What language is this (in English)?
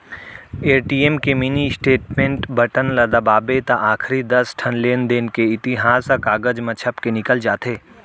Chhattisgarhi